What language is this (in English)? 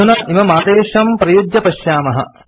Sanskrit